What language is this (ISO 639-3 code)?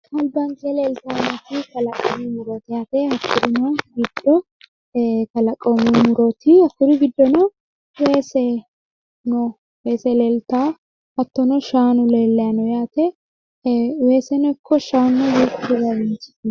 sid